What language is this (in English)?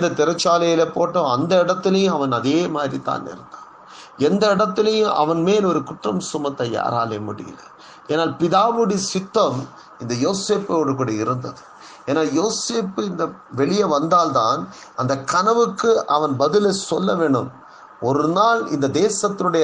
Tamil